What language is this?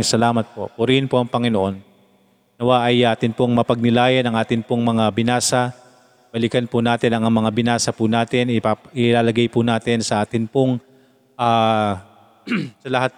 Filipino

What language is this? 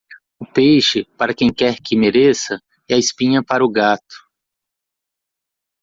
Portuguese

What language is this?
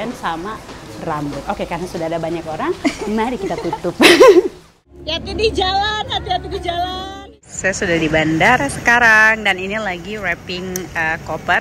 Indonesian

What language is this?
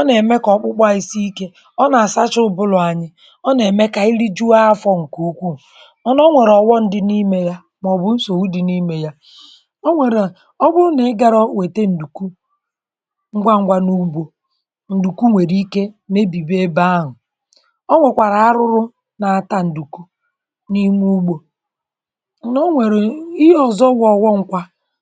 Igbo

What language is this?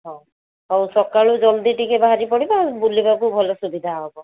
Odia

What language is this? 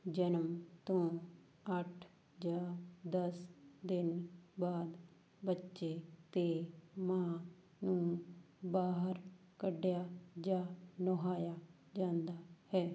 Punjabi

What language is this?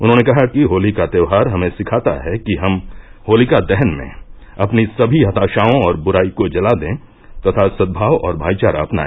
Hindi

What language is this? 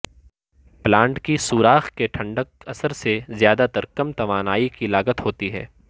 Urdu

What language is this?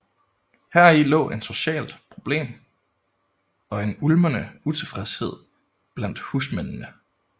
Danish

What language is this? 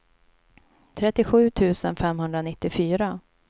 Swedish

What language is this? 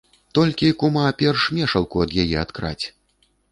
Belarusian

